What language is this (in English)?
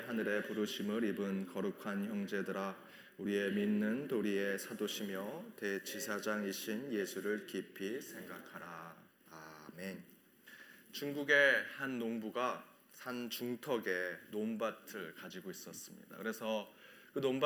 Korean